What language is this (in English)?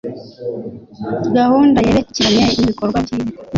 Kinyarwanda